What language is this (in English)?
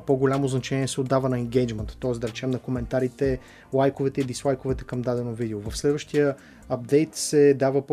Bulgarian